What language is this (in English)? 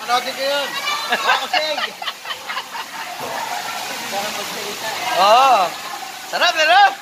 Filipino